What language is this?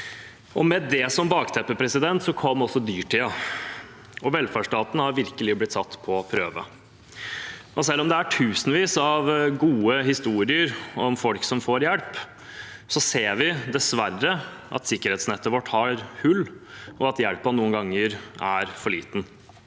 Norwegian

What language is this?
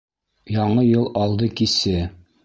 Bashkir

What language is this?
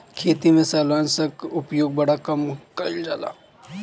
Bhojpuri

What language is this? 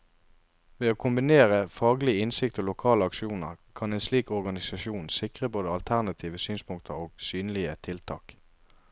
Norwegian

